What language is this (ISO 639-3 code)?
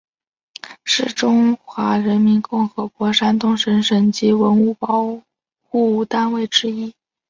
zho